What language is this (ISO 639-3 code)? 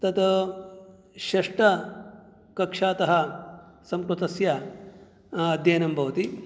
san